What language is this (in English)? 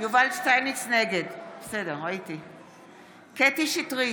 Hebrew